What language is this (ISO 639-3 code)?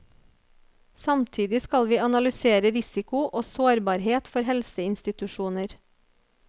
nor